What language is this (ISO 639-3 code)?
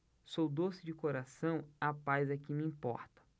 por